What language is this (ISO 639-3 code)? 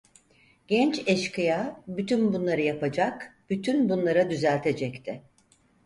tur